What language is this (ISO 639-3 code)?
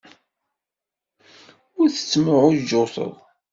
kab